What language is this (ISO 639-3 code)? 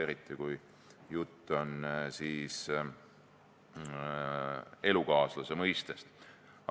est